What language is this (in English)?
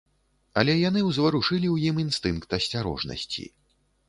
Belarusian